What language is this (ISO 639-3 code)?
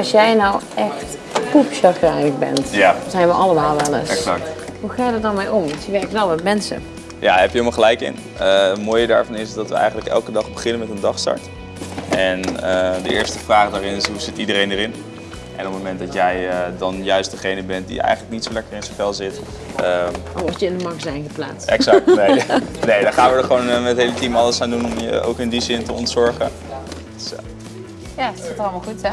nld